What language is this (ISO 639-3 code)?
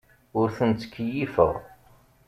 kab